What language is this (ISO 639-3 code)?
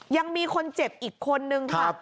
tha